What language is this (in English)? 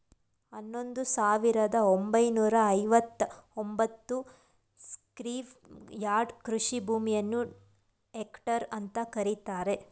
Kannada